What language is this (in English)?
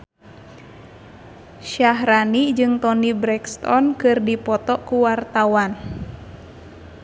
Sundanese